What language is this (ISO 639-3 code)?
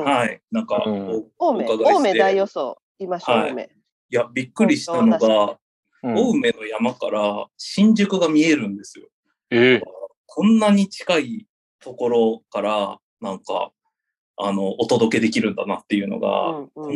jpn